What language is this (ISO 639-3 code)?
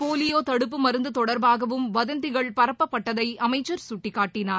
tam